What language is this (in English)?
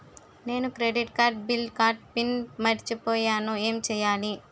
Telugu